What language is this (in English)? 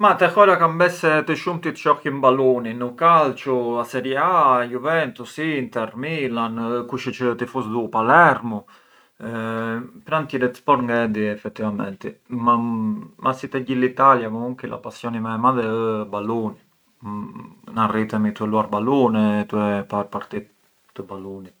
Arbëreshë Albanian